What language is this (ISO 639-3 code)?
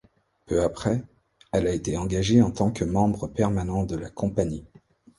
fra